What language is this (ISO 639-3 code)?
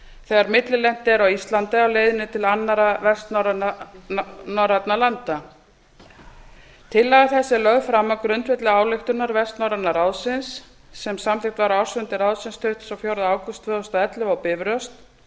isl